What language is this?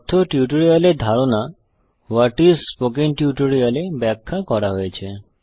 Bangla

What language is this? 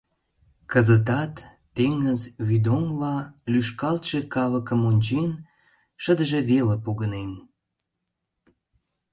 Mari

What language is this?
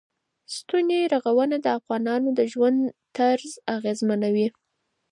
Pashto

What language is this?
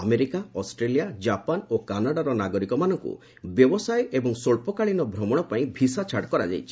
Odia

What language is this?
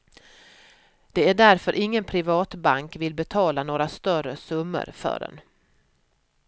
Swedish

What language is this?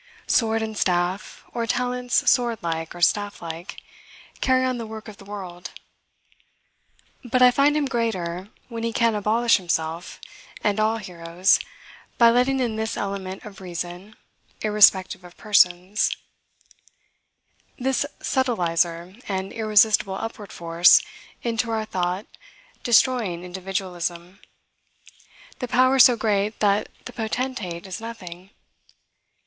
English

